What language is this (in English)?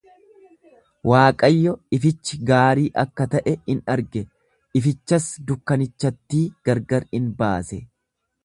Oromo